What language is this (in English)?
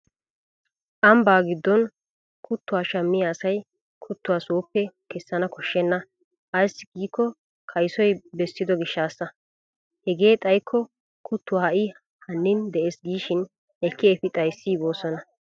Wolaytta